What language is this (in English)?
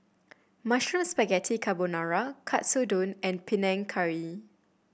English